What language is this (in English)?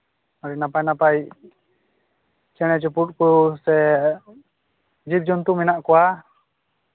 Santali